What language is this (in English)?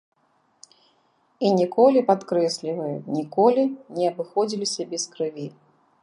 Belarusian